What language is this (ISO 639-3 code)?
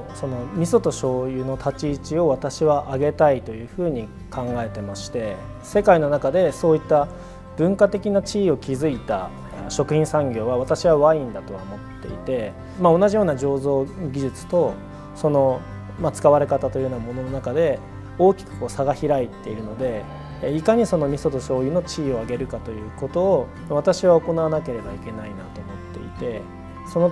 jpn